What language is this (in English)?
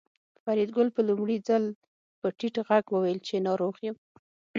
Pashto